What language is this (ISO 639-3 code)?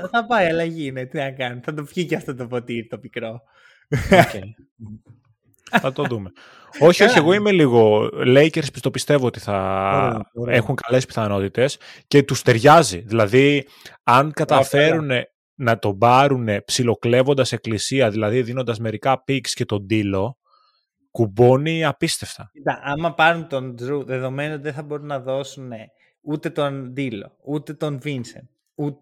ell